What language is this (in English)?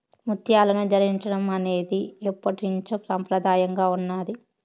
Telugu